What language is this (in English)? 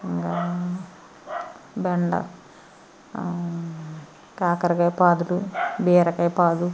Telugu